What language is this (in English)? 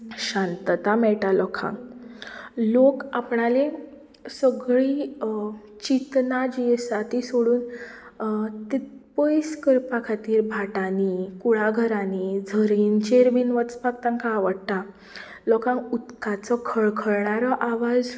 Konkani